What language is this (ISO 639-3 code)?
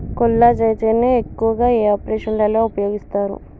tel